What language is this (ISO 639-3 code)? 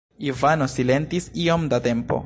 epo